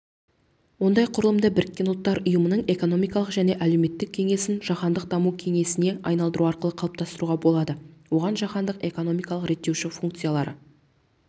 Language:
Kazakh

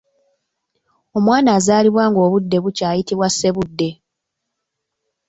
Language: Ganda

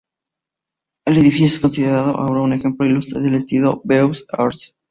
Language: Spanish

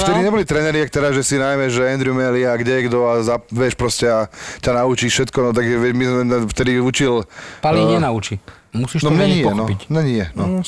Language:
Slovak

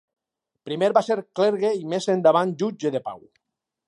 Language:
Catalan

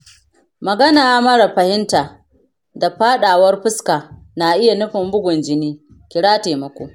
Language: Hausa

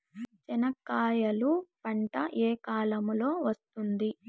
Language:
Telugu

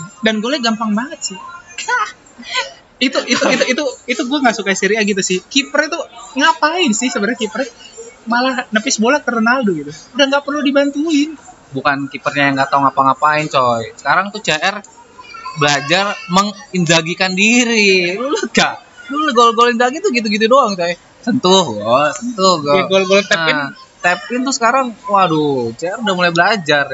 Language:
Indonesian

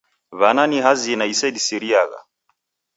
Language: Taita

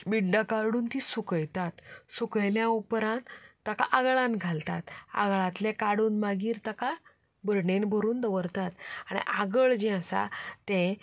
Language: Konkani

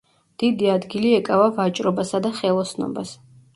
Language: Georgian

